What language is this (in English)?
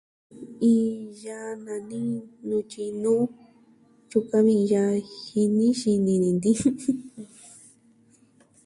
Southwestern Tlaxiaco Mixtec